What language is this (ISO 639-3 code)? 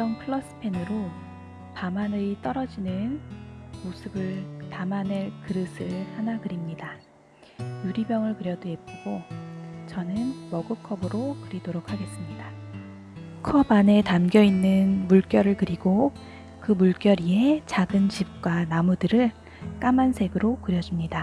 kor